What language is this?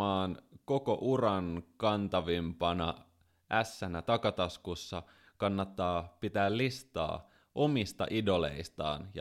Finnish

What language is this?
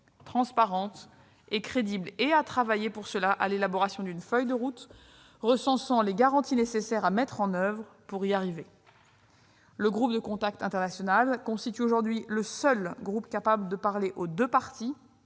French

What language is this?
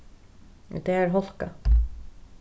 Faroese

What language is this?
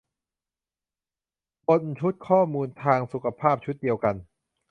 Thai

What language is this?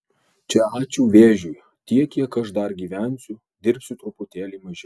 Lithuanian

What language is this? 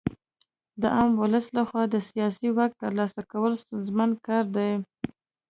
Pashto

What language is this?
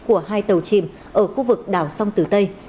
Vietnamese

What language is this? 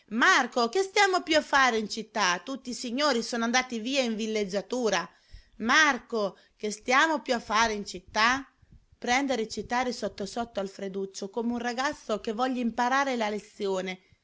Italian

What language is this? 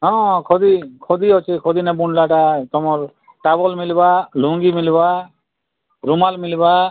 Odia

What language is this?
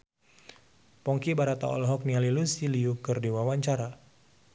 Sundanese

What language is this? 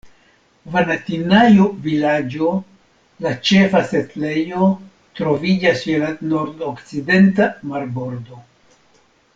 Esperanto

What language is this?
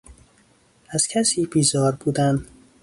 Persian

